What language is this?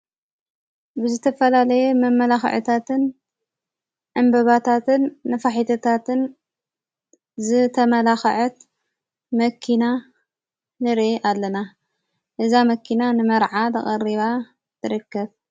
Tigrinya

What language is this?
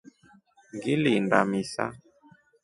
Rombo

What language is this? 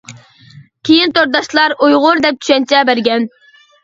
Uyghur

